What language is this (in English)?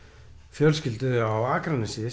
Icelandic